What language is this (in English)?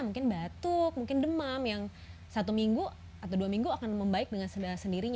Indonesian